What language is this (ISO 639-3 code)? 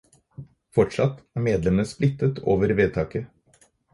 nob